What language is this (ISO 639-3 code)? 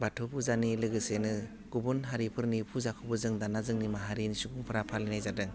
brx